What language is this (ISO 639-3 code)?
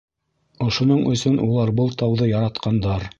bak